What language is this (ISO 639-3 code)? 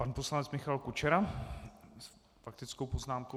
ces